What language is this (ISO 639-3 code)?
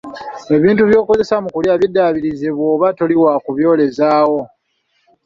lug